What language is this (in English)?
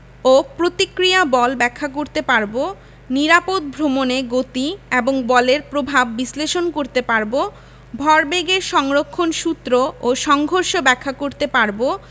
Bangla